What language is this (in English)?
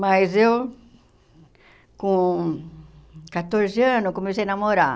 Portuguese